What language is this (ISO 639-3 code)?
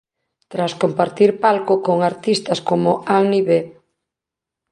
glg